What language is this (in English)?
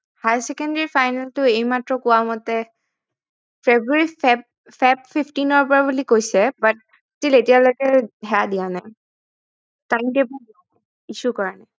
Assamese